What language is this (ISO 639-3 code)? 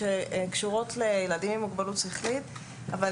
heb